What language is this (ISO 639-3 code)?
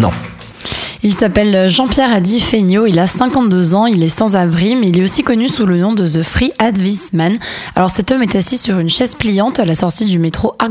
fra